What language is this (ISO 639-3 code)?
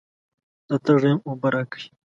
pus